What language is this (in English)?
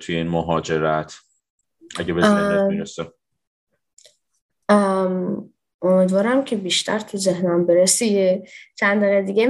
Persian